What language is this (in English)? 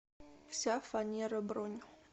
Russian